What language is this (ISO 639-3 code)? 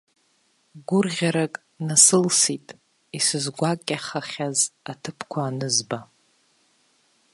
abk